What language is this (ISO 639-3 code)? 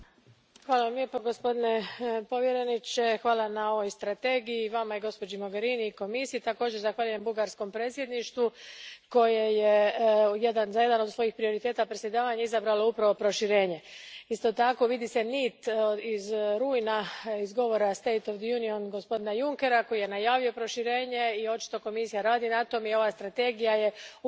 hrv